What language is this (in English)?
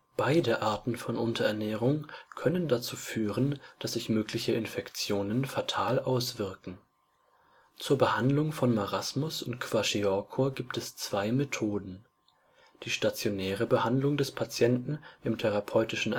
German